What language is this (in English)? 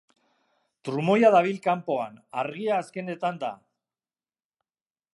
Basque